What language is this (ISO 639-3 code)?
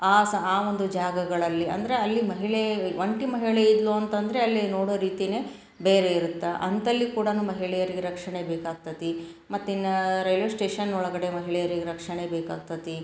kan